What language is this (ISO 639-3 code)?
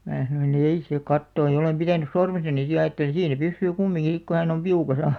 fin